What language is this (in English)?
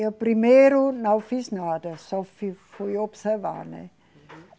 Portuguese